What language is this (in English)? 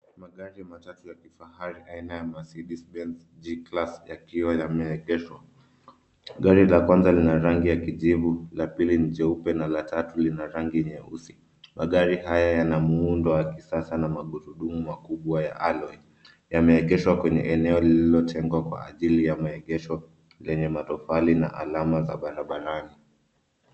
Swahili